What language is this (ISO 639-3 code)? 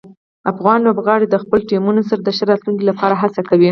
pus